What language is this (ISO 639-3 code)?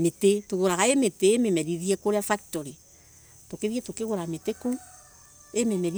ebu